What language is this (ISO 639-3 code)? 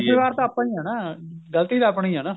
pan